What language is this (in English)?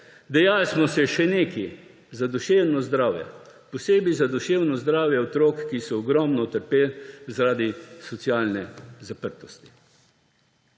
Slovenian